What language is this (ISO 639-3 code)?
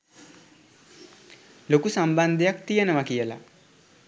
sin